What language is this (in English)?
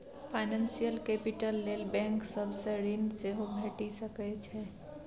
Maithili